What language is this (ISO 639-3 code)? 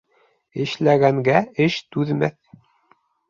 bak